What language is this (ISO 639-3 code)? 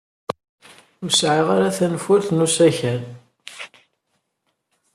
kab